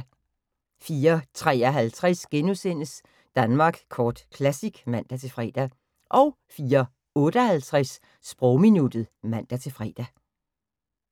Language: Danish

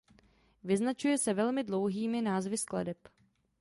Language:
Czech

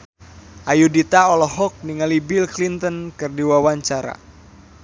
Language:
Sundanese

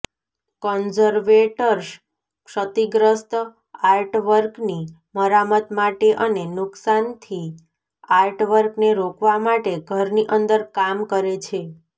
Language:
Gujarati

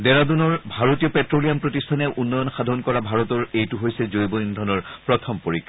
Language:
Assamese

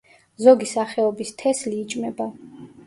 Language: Georgian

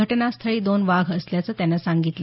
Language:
Marathi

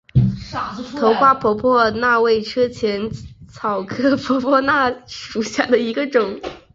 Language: Chinese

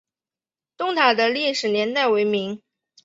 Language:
Chinese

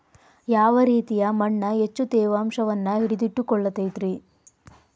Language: Kannada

